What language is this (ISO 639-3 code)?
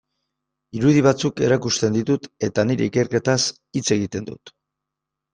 eus